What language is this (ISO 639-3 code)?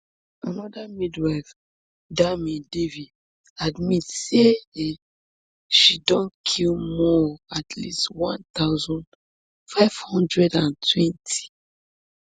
pcm